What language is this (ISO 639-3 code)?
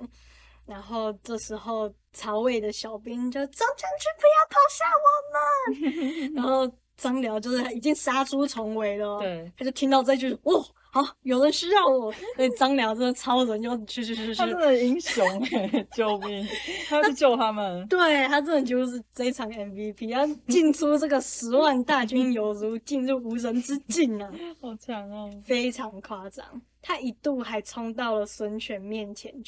zho